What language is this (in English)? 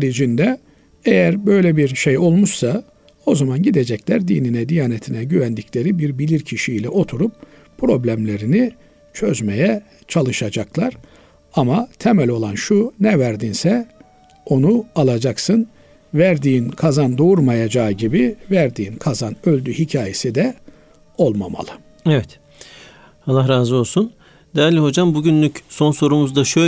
Turkish